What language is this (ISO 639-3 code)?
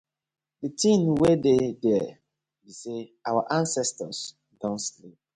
pcm